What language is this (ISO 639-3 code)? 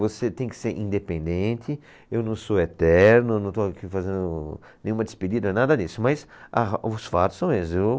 por